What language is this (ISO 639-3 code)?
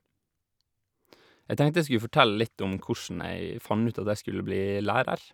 nor